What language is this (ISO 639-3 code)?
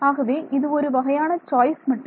tam